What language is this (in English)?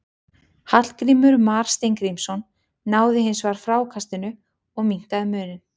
Icelandic